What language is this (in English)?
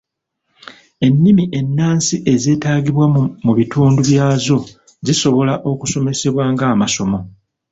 Ganda